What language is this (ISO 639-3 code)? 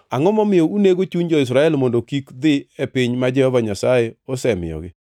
luo